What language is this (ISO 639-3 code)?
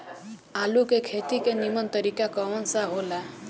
bho